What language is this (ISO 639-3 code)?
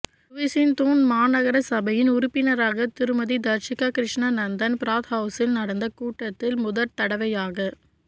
tam